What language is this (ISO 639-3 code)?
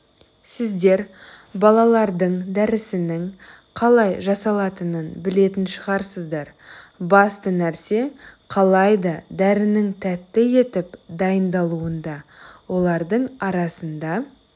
kaz